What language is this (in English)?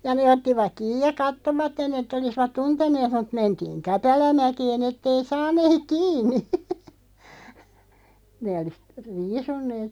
Finnish